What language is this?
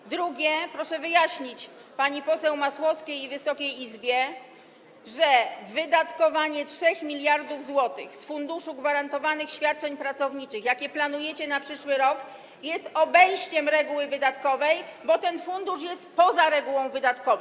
Polish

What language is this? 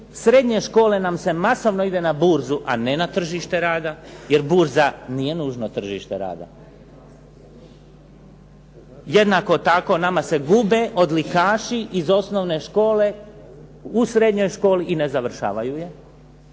Croatian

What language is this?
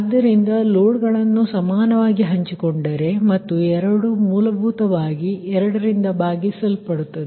Kannada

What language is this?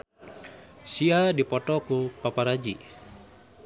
Sundanese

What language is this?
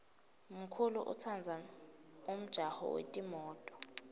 Swati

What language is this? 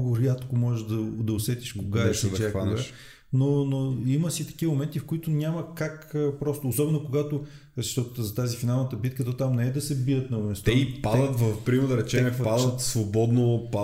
Bulgarian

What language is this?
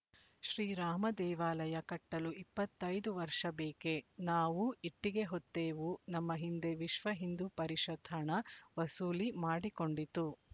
Kannada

